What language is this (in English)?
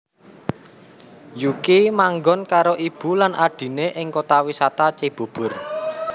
Javanese